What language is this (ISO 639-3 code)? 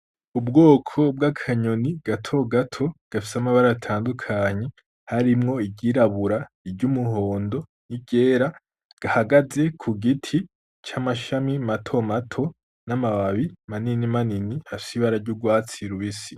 run